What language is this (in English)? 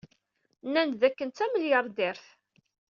Kabyle